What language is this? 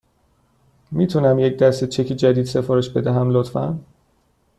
Persian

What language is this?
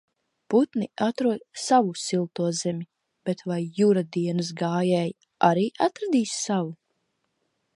Latvian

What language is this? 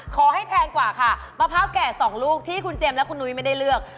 Thai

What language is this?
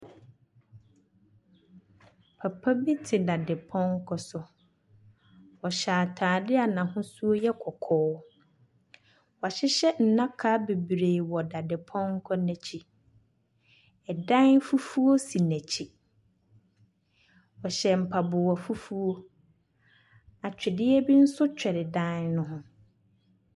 Akan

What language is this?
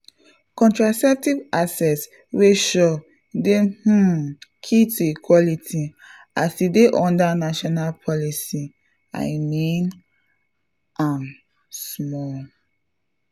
Nigerian Pidgin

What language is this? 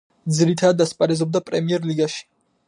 Georgian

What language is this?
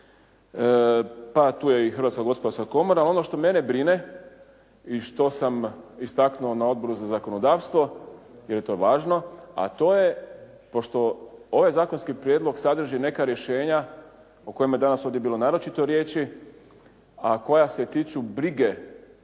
Croatian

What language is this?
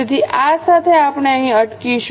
Gujarati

